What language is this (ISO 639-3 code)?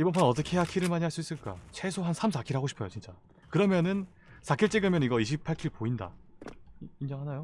kor